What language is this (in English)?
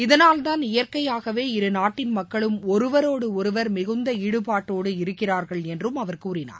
Tamil